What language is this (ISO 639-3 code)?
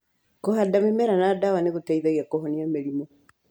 kik